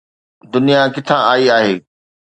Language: Sindhi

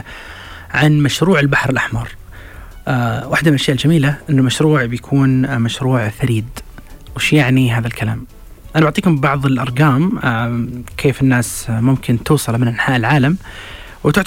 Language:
Arabic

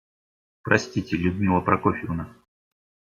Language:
Russian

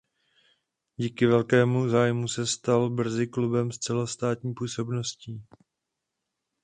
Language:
Czech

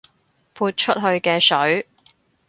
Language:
Cantonese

